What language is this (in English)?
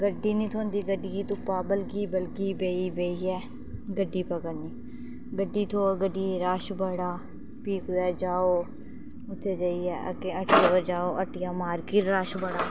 Dogri